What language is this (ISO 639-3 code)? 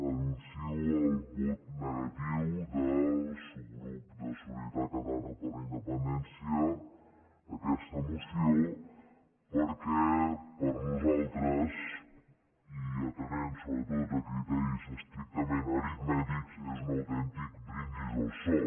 cat